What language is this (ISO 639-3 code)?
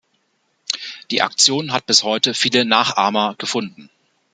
deu